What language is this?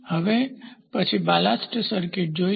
Gujarati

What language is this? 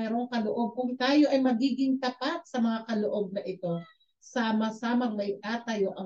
Filipino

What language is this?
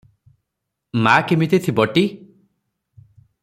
Odia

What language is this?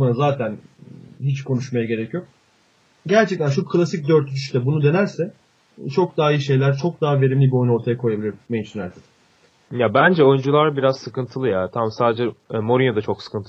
Turkish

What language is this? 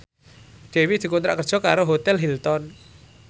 Javanese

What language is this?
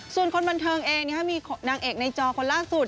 Thai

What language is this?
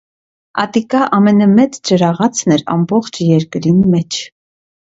Armenian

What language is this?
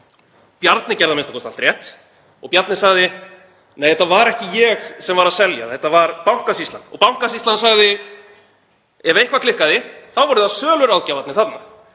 Icelandic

